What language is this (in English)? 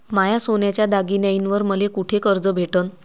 Marathi